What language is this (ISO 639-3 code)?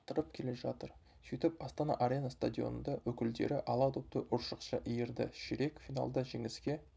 kaz